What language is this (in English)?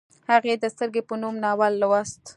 Pashto